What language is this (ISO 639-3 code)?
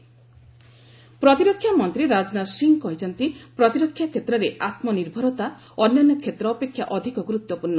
ori